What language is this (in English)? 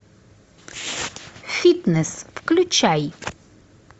Russian